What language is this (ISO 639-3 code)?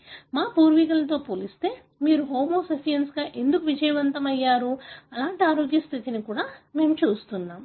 tel